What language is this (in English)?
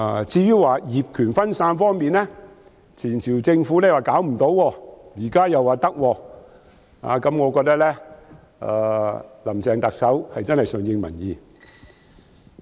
Cantonese